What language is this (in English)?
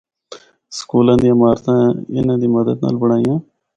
Northern Hindko